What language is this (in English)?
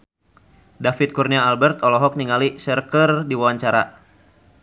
Sundanese